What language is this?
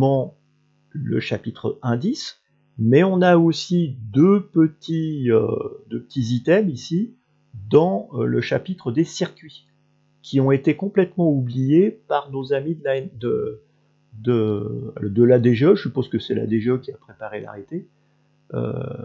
French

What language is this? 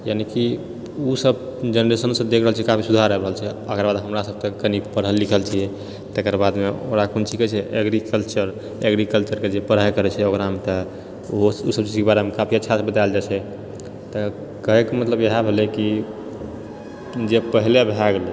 Maithili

